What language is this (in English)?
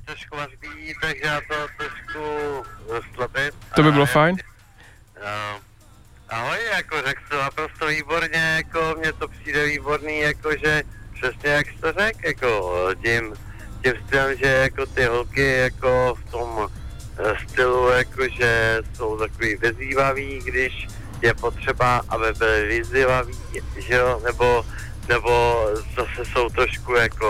Czech